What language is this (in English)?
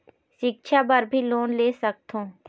Chhattisgarhi